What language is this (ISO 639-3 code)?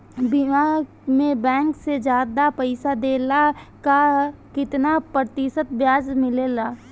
bho